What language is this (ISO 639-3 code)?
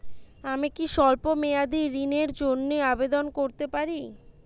ben